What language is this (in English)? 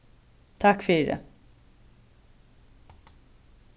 Faroese